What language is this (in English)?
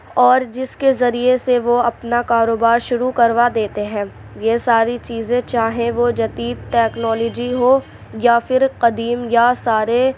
Urdu